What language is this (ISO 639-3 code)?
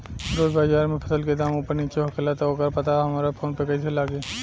bho